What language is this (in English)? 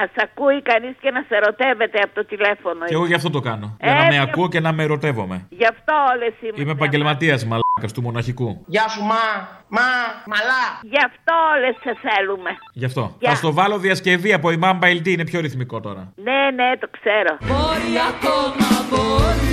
Greek